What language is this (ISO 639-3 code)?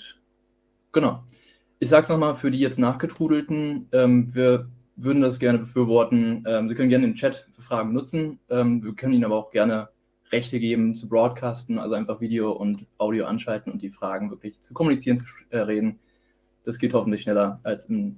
deu